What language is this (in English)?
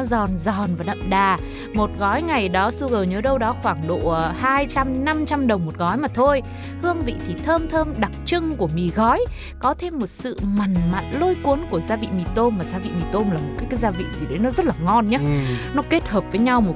Vietnamese